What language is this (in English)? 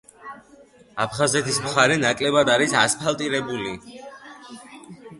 Georgian